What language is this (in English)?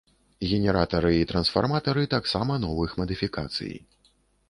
Belarusian